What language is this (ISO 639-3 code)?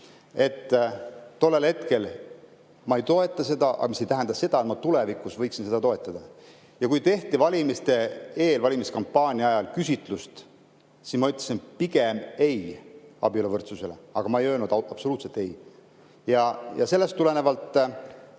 est